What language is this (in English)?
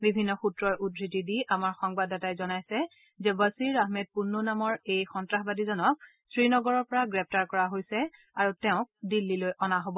Assamese